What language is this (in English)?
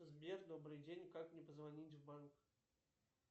Russian